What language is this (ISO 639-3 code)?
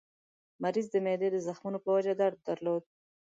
pus